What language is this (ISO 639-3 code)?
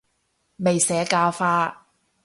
yue